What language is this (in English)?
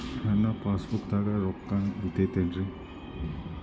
Kannada